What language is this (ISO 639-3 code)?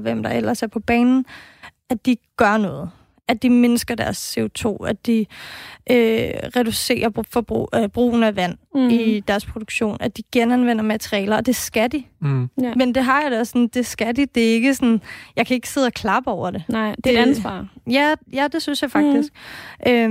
dan